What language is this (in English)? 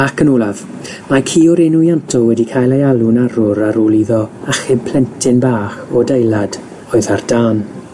Welsh